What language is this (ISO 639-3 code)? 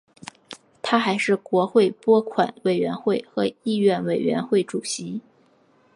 zho